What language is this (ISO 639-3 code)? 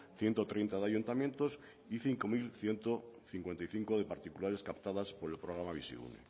spa